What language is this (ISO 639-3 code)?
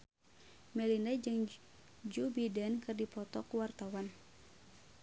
sun